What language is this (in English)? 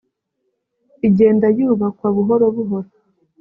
Kinyarwanda